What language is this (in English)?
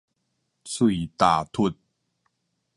Min Nan Chinese